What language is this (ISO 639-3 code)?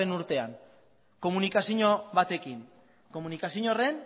eus